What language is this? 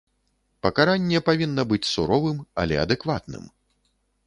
Belarusian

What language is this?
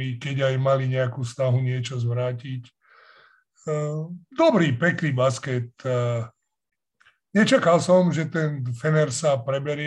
Slovak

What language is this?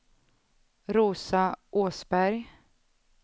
Swedish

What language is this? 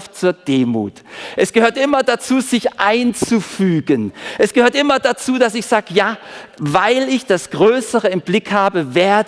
German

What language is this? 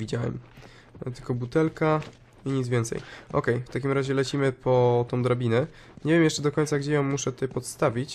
Polish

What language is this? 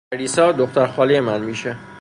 Persian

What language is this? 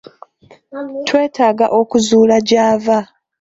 Ganda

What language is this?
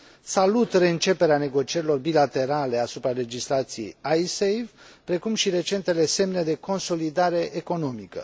Romanian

